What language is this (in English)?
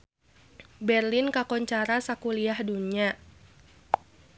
Sundanese